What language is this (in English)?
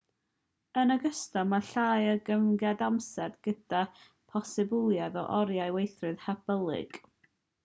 Welsh